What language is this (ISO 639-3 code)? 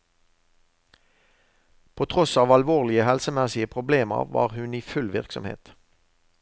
nor